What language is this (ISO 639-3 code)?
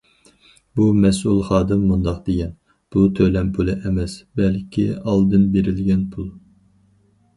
uig